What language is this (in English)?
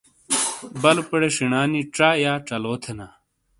Shina